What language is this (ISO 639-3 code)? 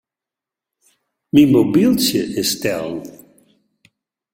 fry